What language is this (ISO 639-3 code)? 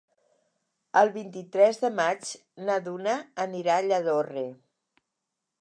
cat